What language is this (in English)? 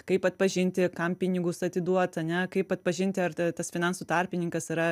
Lithuanian